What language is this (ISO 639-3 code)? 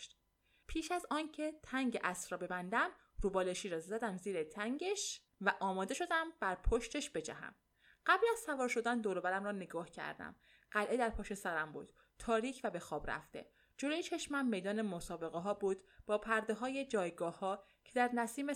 fas